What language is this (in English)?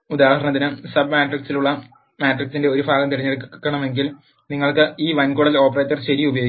Malayalam